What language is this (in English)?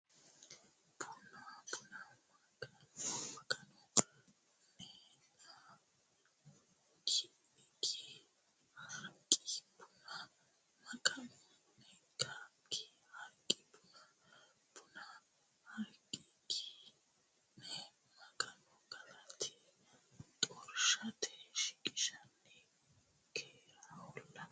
Sidamo